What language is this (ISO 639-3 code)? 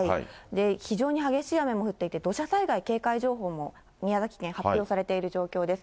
jpn